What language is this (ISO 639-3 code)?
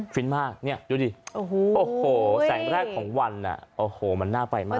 tha